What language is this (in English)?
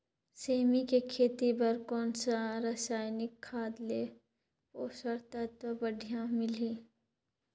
Chhattisgarhi